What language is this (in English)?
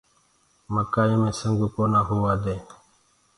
Gurgula